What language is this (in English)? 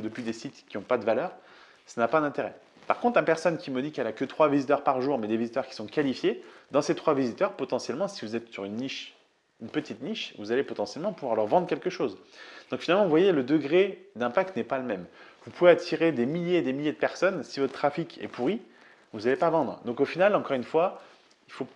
French